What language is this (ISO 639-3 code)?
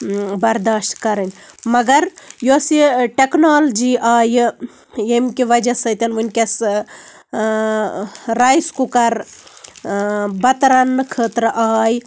kas